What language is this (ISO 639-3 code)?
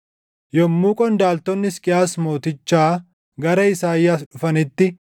orm